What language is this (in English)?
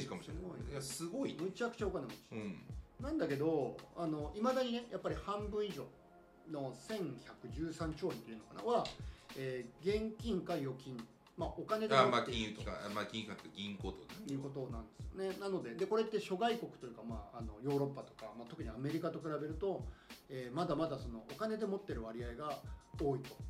Japanese